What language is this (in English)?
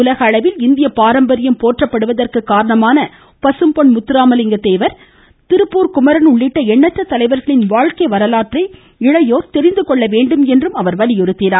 Tamil